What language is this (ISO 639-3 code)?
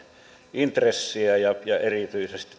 fin